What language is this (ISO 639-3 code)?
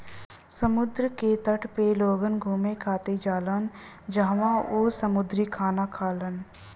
bho